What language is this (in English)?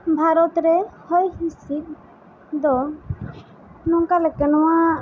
Santali